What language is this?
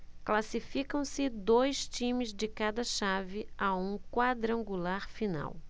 Portuguese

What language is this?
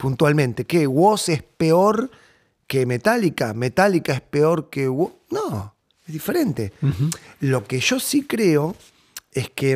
Spanish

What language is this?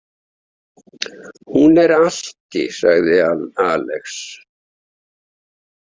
Icelandic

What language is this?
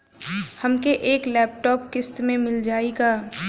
Bhojpuri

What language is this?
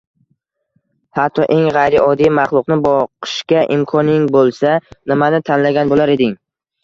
Uzbek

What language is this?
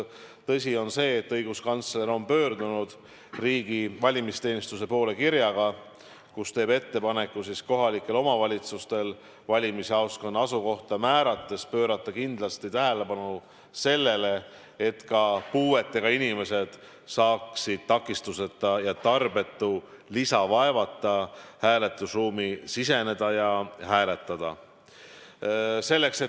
Estonian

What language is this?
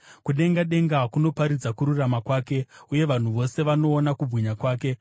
Shona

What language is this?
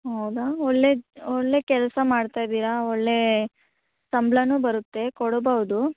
Kannada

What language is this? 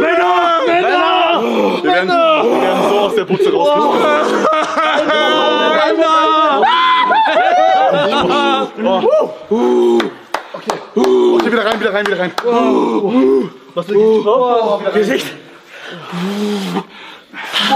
German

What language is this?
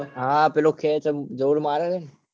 Gujarati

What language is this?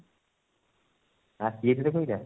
Odia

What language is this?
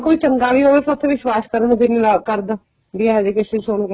Punjabi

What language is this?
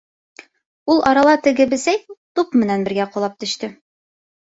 Bashkir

